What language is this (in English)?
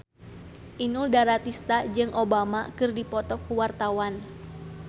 Sundanese